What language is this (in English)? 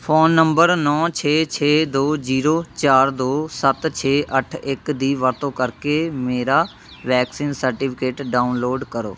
Punjabi